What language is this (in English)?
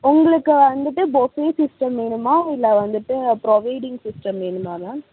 Tamil